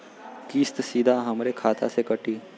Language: Bhojpuri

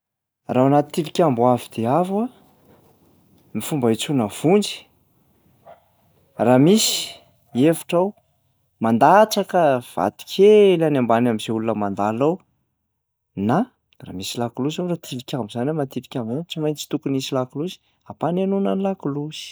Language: Malagasy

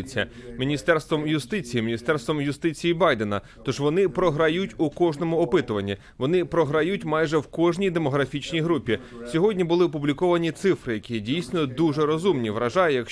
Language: Ukrainian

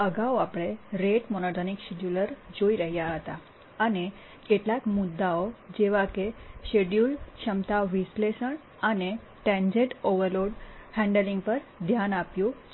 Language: Gujarati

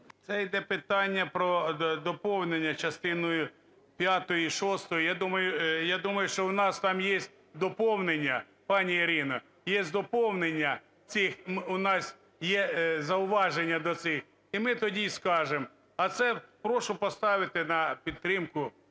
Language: Ukrainian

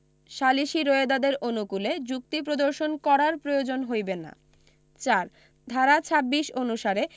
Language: Bangla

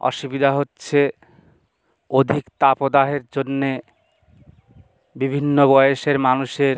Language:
Bangla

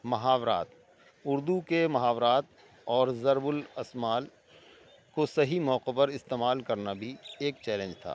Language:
Urdu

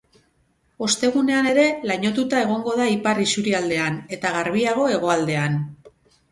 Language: Basque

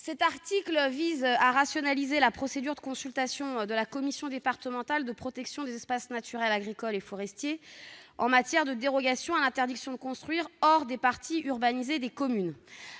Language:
French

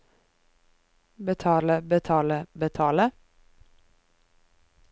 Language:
Norwegian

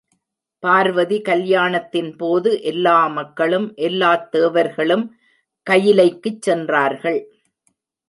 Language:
Tamil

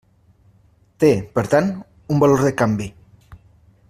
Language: Catalan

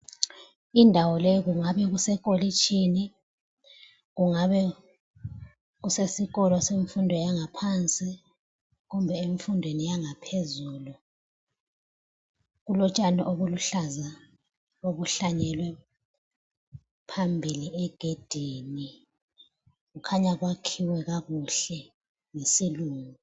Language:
North Ndebele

